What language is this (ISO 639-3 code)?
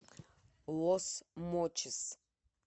rus